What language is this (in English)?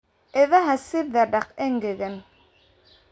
Somali